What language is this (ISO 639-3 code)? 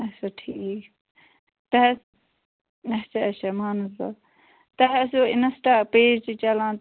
kas